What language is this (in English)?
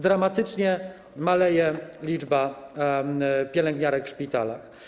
Polish